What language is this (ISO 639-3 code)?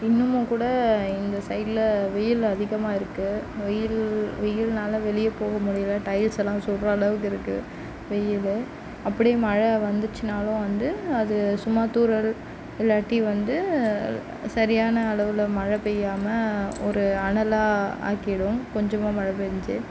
tam